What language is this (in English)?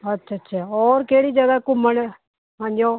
Punjabi